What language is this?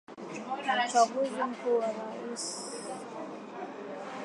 Swahili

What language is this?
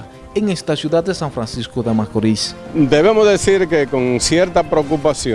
Spanish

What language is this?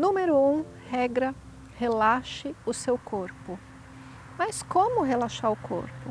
Portuguese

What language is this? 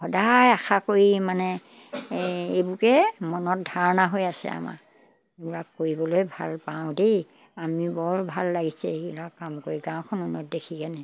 Assamese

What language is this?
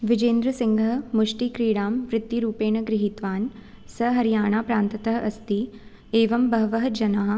Sanskrit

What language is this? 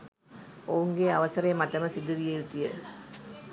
Sinhala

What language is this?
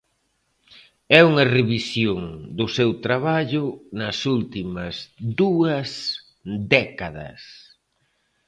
Galician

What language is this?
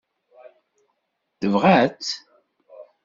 Kabyle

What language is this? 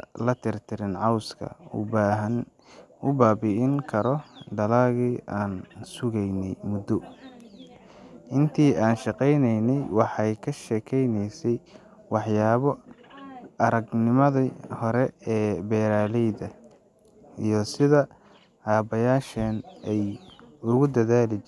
Somali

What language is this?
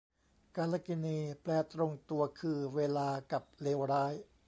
Thai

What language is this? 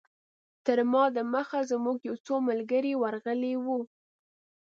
Pashto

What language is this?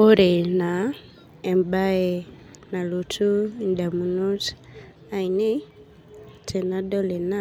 Masai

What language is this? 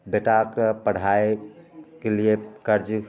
Maithili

